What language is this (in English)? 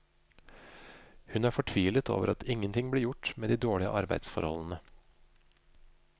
Norwegian